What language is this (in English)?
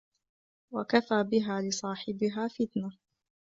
Arabic